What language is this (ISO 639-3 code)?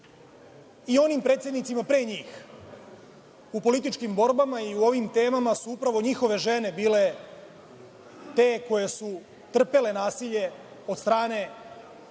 srp